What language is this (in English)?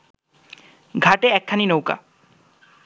Bangla